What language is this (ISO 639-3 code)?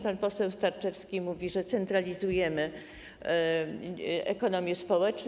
pol